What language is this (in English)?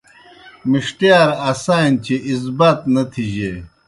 Kohistani Shina